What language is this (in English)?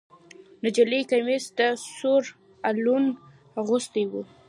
Pashto